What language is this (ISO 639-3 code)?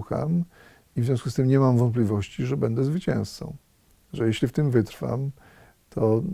pol